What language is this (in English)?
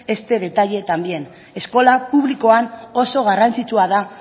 Basque